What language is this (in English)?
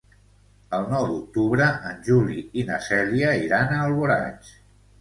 Catalan